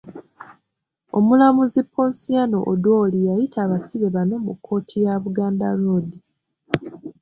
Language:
Ganda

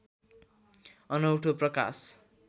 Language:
Nepali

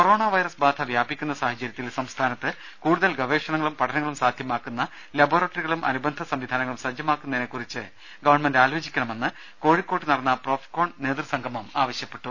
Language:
Malayalam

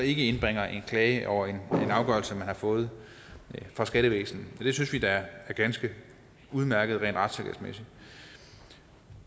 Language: Danish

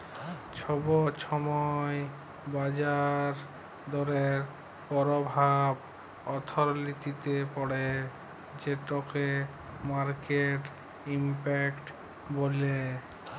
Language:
Bangla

